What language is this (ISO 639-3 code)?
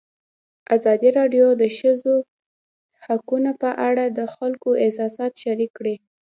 pus